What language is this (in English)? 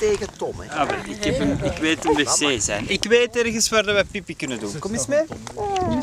Dutch